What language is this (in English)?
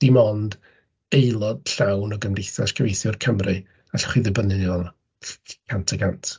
Welsh